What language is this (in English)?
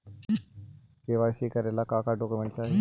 Magahi